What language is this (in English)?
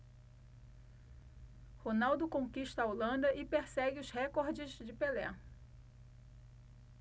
Portuguese